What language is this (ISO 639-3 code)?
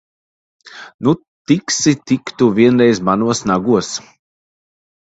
lav